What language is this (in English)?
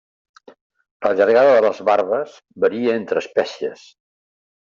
Catalan